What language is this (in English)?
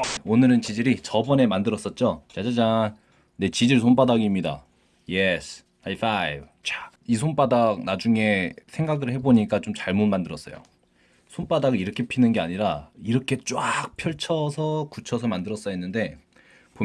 Korean